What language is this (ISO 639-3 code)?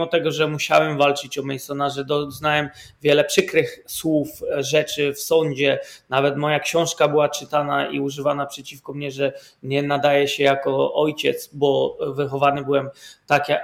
pol